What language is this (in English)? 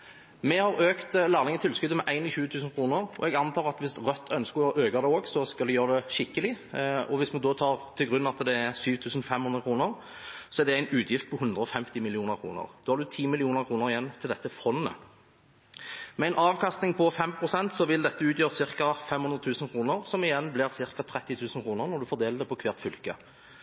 Norwegian Bokmål